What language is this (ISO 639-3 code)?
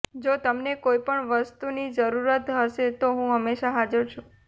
guj